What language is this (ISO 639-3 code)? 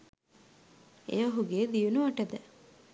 sin